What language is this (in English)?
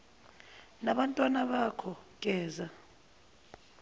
Zulu